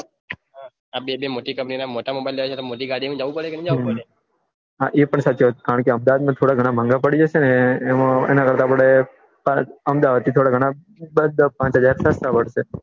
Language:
Gujarati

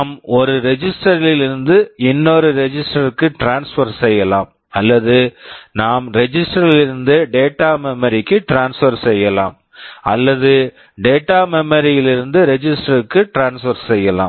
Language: Tamil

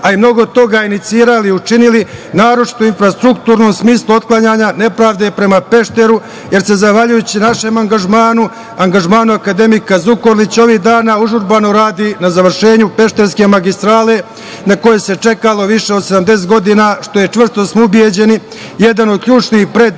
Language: Serbian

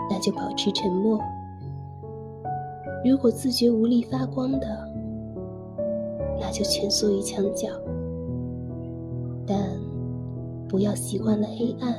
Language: Chinese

